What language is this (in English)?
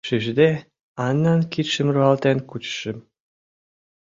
Mari